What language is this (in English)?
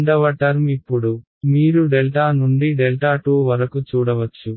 Telugu